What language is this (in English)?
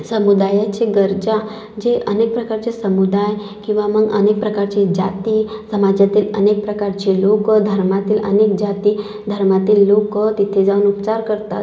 Marathi